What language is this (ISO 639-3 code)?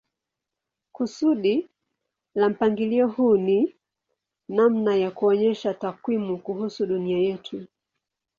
swa